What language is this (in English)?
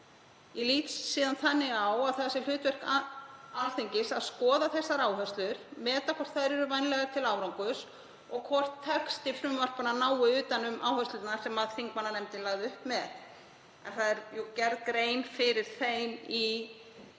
Icelandic